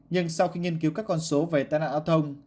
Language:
Vietnamese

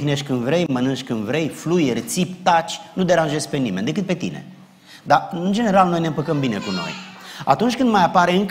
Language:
Romanian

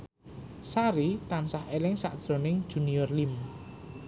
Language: Javanese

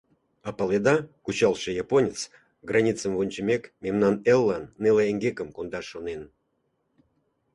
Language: Mari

